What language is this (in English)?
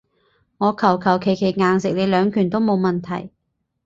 Cantonese